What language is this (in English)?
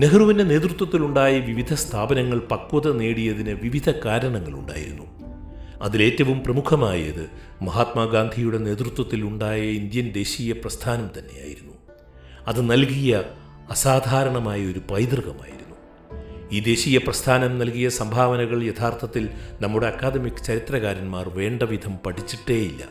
Malayalam